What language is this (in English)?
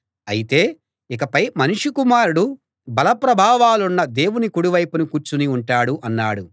Telugu